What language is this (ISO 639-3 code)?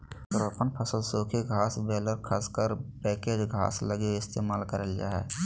mag